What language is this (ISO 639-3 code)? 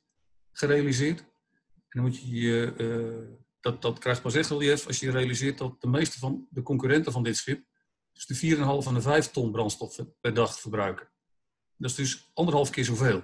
nld